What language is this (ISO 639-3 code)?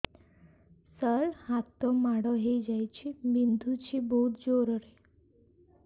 ori